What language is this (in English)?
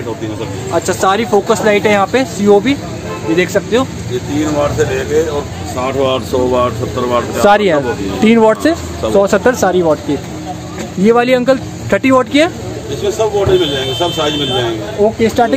Hindi